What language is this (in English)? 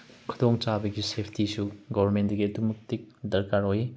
Manipuri